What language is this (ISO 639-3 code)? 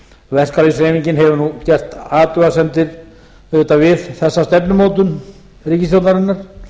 isl